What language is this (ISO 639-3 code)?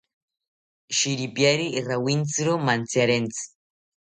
cpy